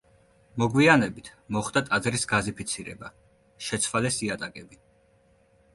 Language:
Georgian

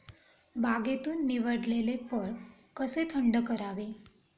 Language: Marathi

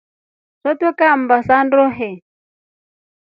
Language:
Rombo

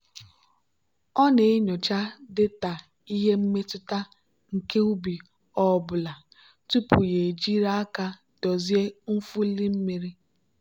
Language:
Igbo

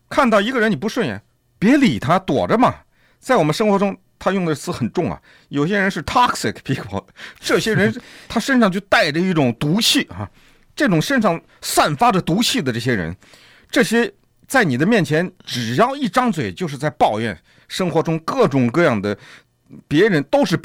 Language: Chinese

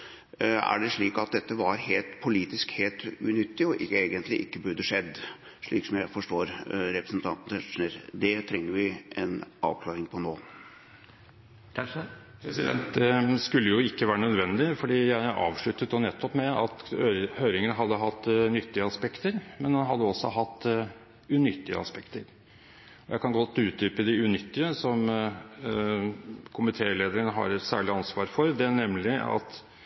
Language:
Norwegian Bokmål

